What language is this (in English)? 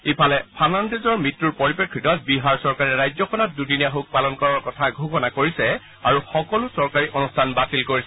Assamese